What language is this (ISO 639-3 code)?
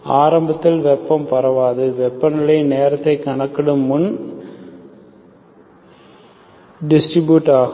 tam